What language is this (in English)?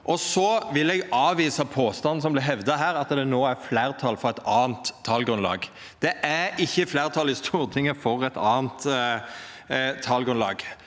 Norwegian